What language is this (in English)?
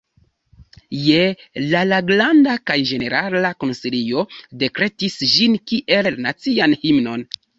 Esperanto